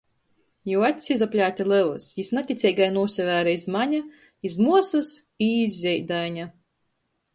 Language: Latgalian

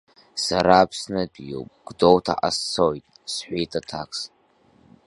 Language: Abkhazian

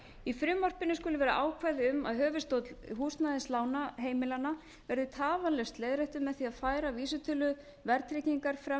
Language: Icelandic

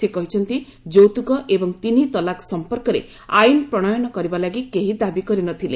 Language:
Odia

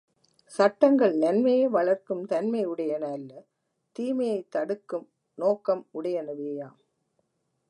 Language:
Tamil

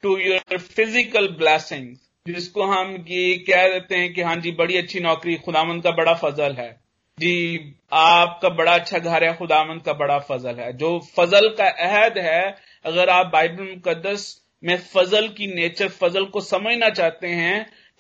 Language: Hindi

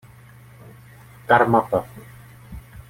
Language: Czech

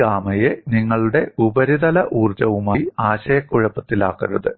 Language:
Malayalam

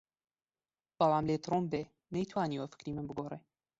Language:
Central Kurdish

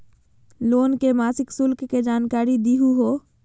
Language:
Magahi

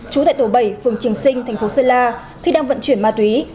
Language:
Vietnamese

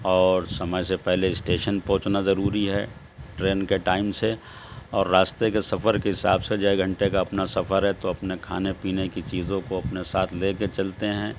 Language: Urdu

